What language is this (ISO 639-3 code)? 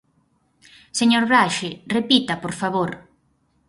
glg